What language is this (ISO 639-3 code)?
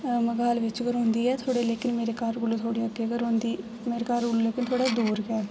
doi